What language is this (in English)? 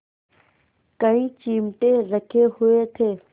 Hindi